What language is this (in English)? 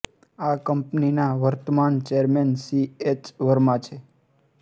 Gujarati